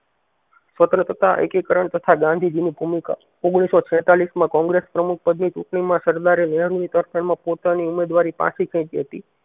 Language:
Gujarati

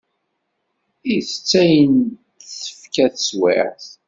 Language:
Kabyle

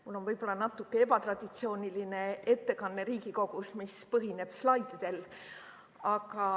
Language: Estonian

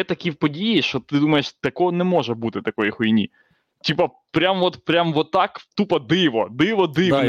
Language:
Ukrainian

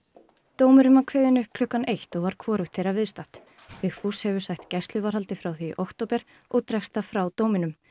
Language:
Icelandic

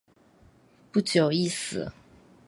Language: Chinese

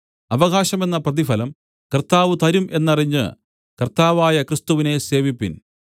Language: Malayalam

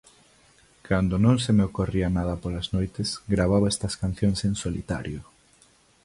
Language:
Galician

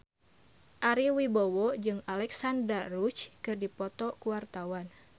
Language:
Sundanese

